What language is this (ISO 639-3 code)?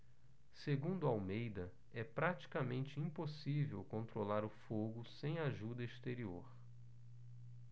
por